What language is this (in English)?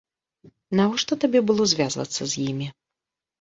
Belarusian